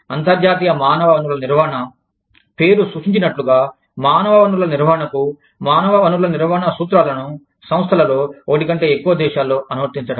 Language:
Telugu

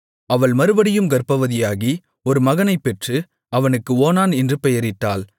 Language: Tamil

